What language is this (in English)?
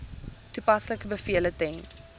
Afrikaans